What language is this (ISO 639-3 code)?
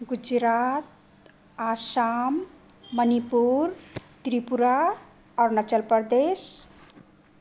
nep